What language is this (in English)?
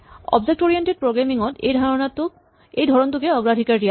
Assamese